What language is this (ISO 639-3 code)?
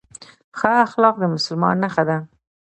pus